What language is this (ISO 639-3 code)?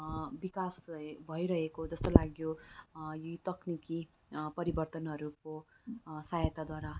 nep